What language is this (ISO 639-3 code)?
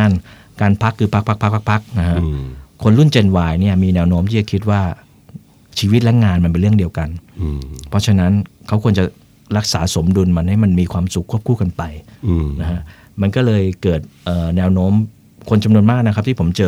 tha